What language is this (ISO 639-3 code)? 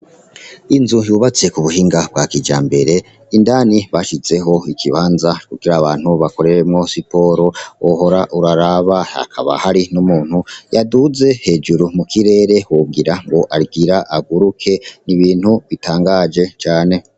run